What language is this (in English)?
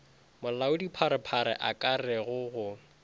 Northern Sotho